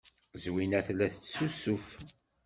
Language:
Kabyle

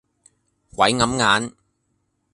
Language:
Cantonese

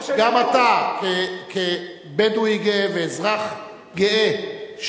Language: Hebrew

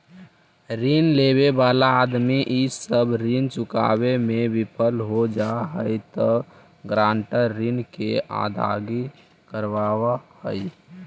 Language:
Magahi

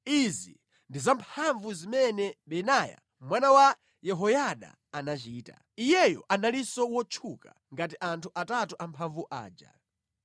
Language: Nyanja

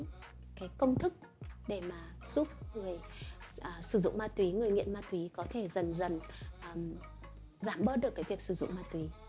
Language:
Vietnamese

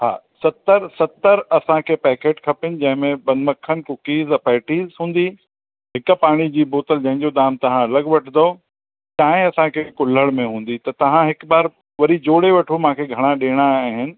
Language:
Sindhi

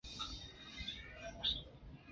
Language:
Chinese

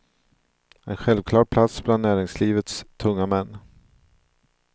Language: Swedish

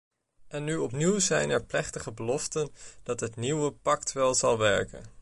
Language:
Dutch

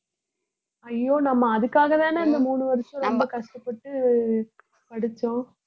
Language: Tamil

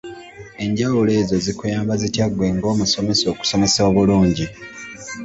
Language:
Ganda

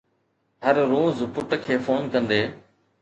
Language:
Sindhi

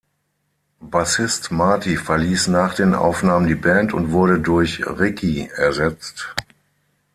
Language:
German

